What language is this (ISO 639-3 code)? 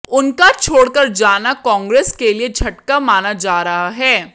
hin